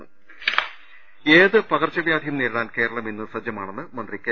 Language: Malayalam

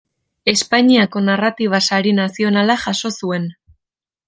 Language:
Basque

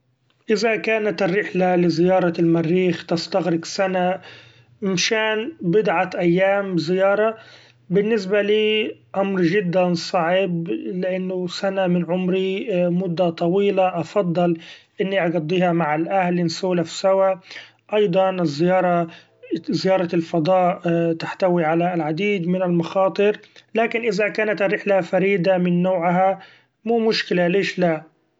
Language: Gulf Arabic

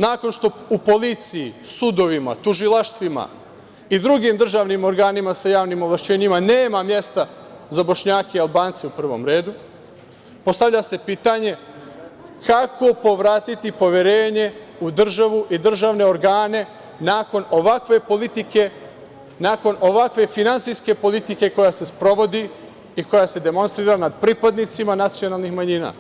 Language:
Serbian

